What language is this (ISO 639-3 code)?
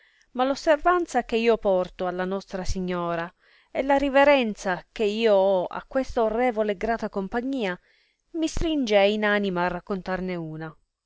ita